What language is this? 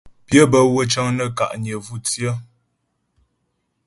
Ghomala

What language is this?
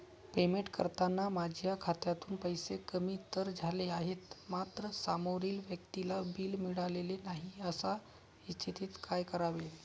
Marathi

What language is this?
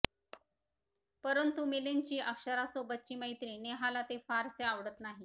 Marathi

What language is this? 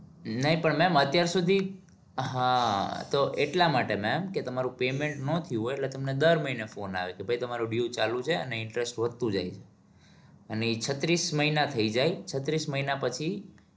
Gujarati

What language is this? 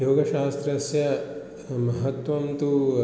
Sanskrit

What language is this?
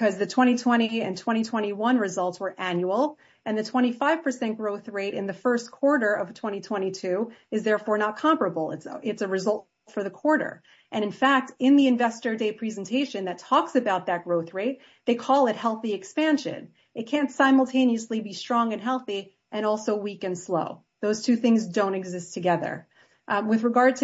English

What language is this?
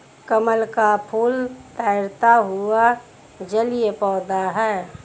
Hindi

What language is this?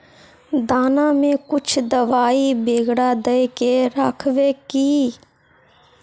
Magahi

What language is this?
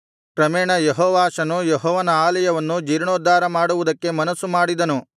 Kannada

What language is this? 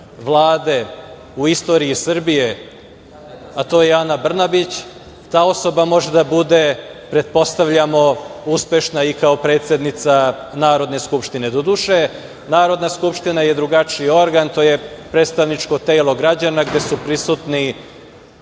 Serbian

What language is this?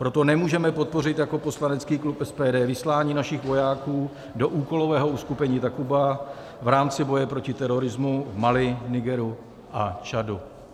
Czech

